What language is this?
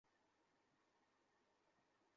Bangla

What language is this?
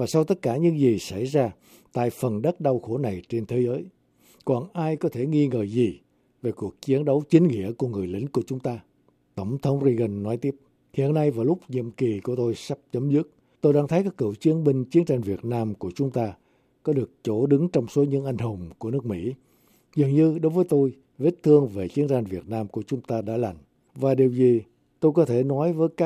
Vietnamese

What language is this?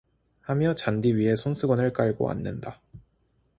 Korean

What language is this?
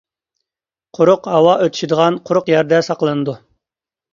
Uyghur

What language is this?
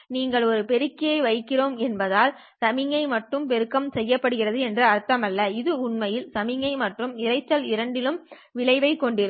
Tamil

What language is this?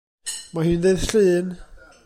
Welsh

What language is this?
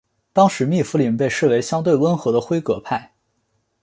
Chinese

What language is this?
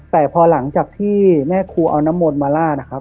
Thai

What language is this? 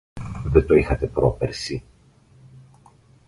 Greek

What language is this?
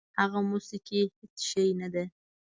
Pashto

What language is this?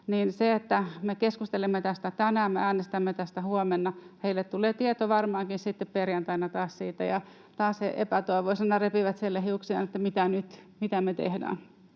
Finnish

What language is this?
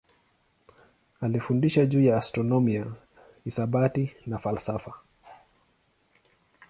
Swahili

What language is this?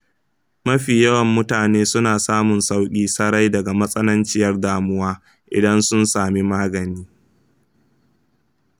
Hausa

